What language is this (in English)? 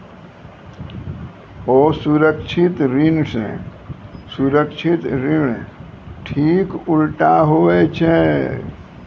Maithili